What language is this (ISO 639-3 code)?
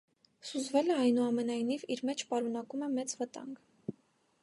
hye